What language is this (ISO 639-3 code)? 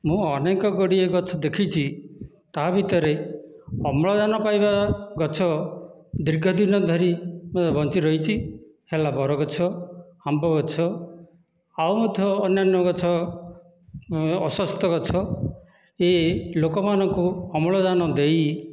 ori